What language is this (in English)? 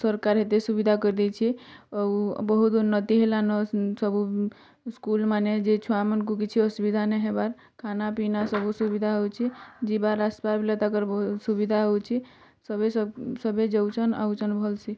Odia